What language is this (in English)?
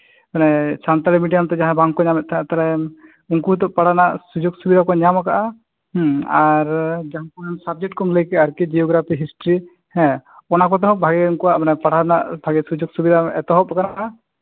Santali